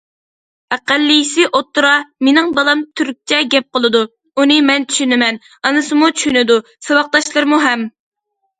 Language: Uyghur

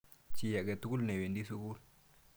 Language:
Kalenjin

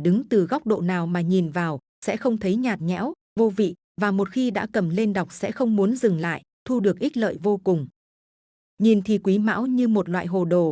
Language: Vietnamese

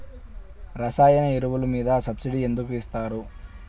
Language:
Telugu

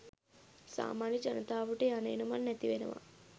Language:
Sinhala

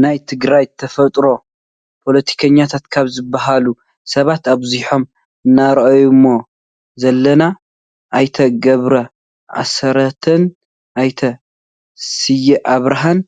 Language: Tigrinya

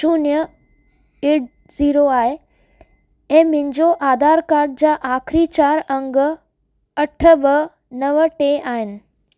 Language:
Sindhi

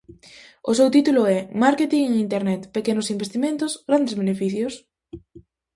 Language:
Galician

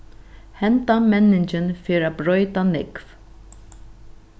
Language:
Faroese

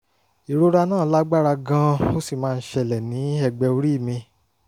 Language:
Yoruba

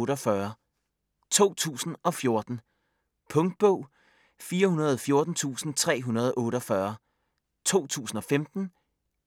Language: Danish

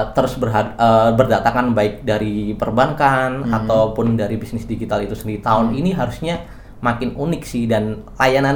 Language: Indonesian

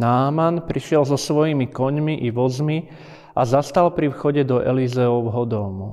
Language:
Slovak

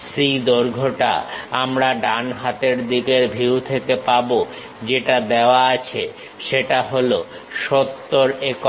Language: Bangla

